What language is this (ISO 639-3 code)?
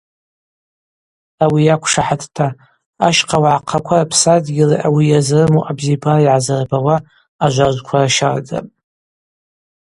abq